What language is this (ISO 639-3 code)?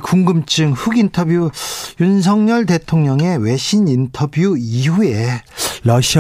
kor